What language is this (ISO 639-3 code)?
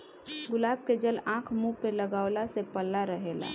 bho